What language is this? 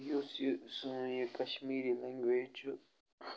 Kashmiri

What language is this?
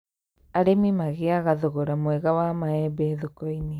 Kikuyu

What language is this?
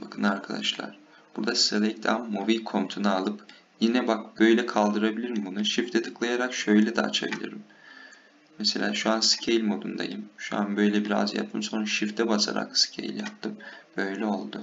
Turkish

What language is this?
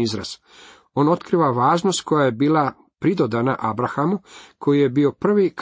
Croatian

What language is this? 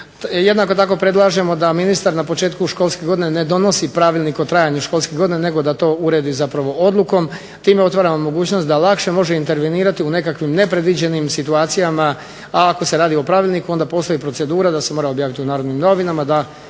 Croatian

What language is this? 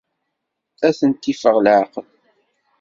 Kabyle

